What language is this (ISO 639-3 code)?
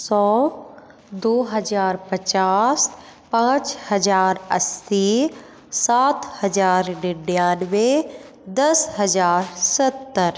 hin